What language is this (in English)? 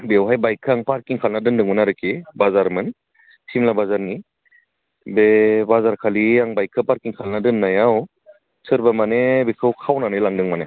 Bodo